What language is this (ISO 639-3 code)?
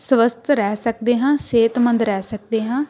pan